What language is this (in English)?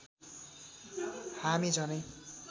Nepali